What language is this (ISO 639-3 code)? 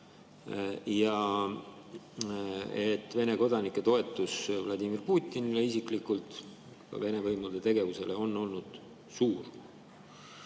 est